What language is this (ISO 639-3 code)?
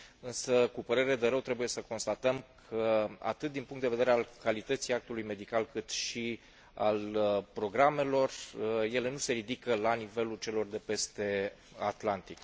ron